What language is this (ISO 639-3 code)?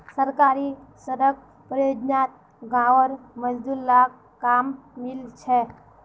mag